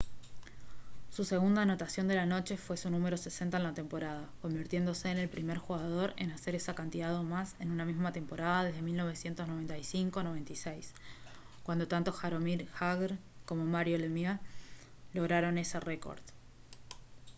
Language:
Spanish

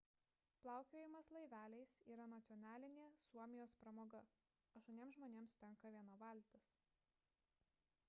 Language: Lithuanian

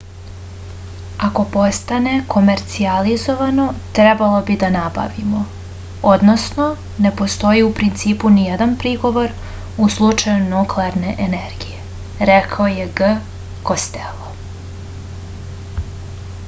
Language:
Serbian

